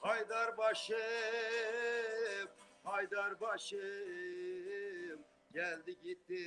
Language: Turkish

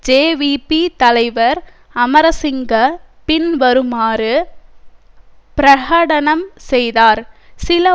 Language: Tamil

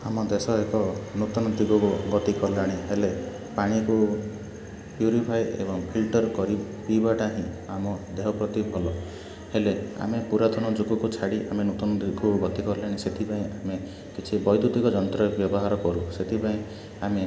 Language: Odia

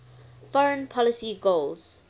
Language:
English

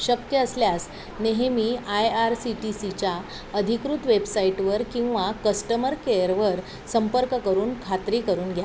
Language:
Marathi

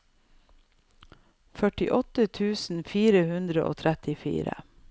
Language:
Norwegian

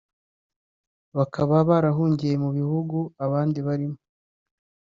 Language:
Kinyarwanda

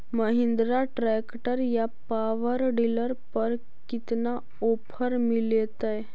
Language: Magahi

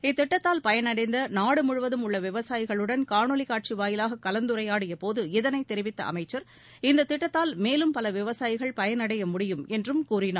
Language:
Tamil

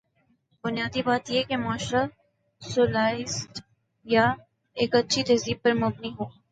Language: Urdu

